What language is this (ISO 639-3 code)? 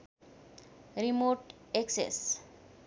nep